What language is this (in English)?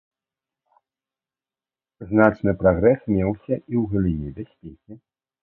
Belarusian